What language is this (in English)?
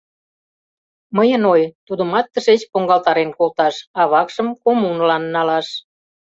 Mari